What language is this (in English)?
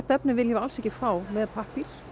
Icelandic